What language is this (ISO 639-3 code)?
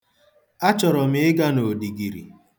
ibo